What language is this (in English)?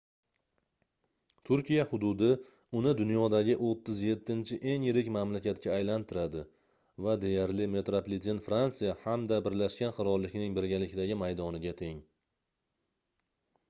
Uzbek